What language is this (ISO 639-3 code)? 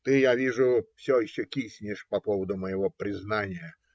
rus